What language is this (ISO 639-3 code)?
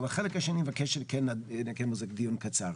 heb